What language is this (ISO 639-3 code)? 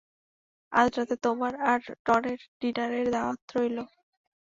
ben